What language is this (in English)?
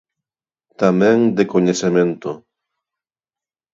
Galician